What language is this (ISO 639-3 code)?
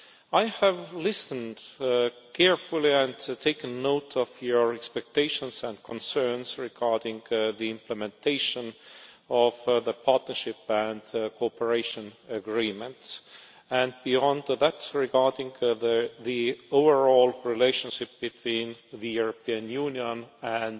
eng